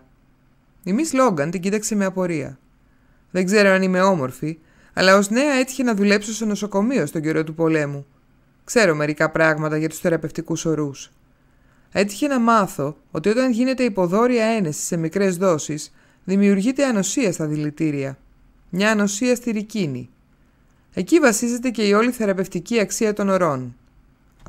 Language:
Greek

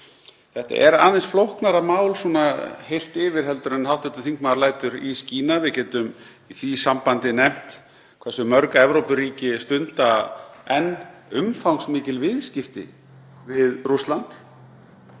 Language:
Icelandic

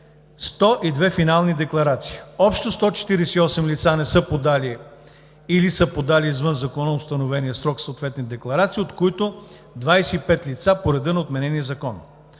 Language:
Bulgarian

